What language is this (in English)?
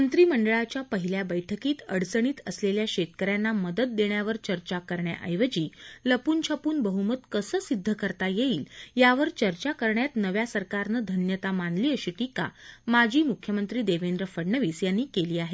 Marathi